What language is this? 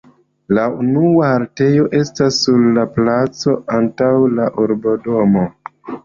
Esperanto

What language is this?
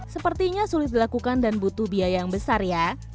Indonesian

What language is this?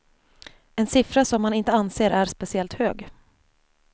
Swedish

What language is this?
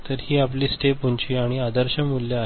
Marathi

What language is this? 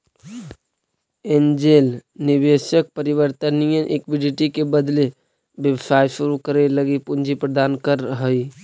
Magahi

